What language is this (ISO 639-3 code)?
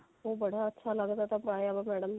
pan